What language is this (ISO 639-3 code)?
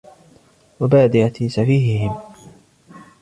ara